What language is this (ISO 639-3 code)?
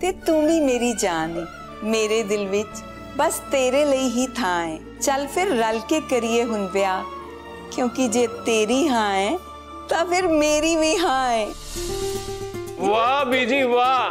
hin